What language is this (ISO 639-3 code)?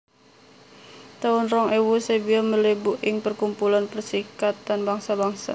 jav